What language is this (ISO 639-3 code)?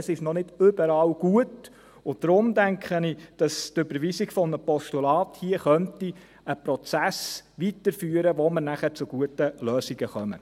gsw